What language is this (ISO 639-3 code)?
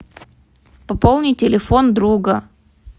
rus